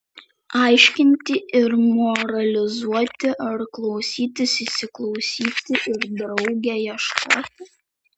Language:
Lithuanian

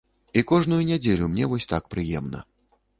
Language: Belarusian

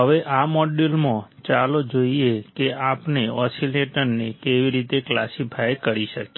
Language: Gujarati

